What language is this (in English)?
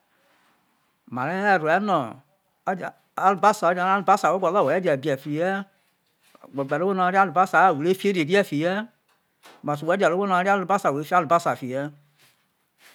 Isoko